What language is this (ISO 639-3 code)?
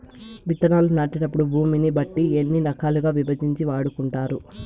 tel